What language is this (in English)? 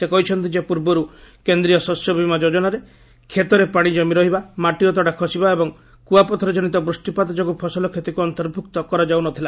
Odia